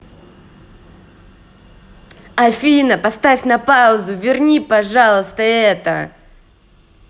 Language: Russian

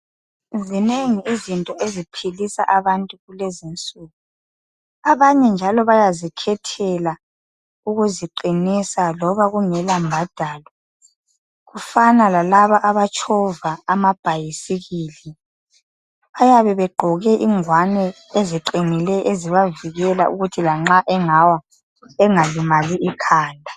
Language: North Ndebele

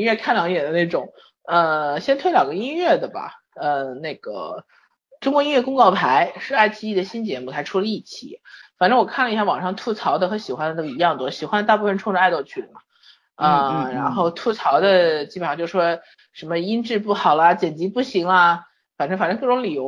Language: Chinese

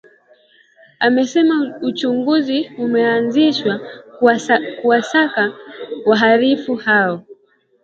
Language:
Swahili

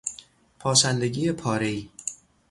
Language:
Persian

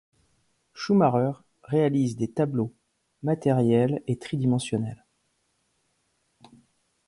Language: French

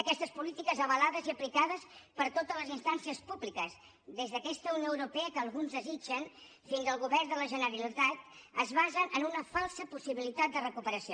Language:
Catalan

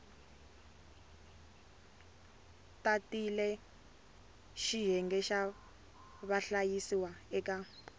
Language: Tsonga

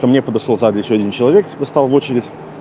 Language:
Russian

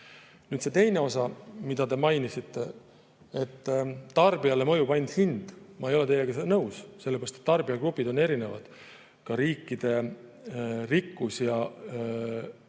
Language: Estonian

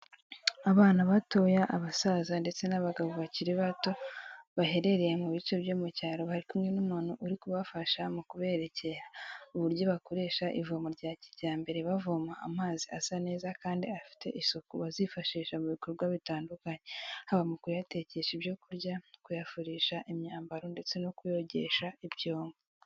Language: Kinyarwanda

